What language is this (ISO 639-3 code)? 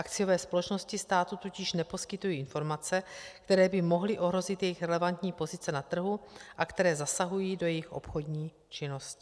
ces